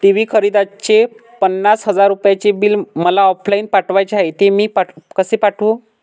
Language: Marathi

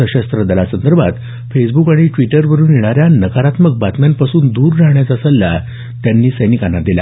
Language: Marathi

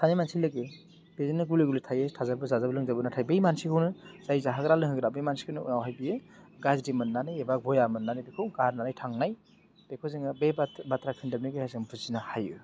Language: Bodo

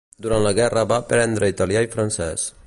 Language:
Catalan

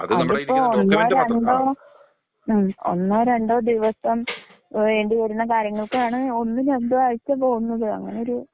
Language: Malayalam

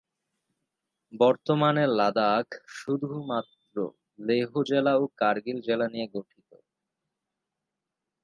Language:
Bangla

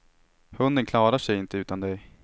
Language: Swedish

